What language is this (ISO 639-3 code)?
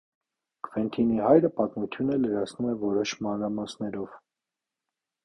hye